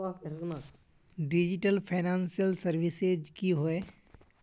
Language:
Magahi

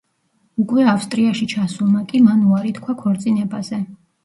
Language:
Georgian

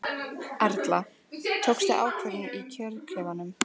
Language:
Icelandic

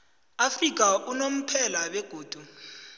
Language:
South Ndebele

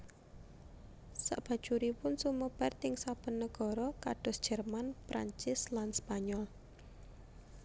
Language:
Javanese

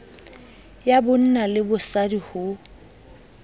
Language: Southern Sotho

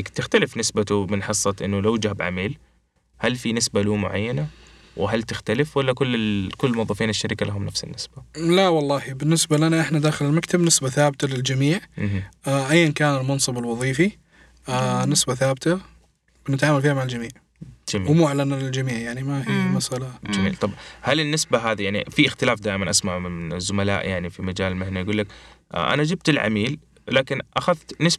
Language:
Arabic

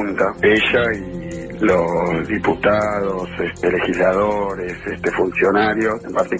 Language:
Spanish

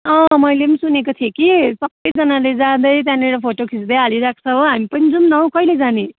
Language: Nepali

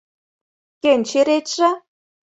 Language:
Mari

